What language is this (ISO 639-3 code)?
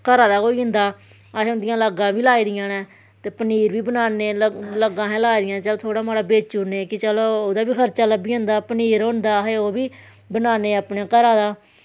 doi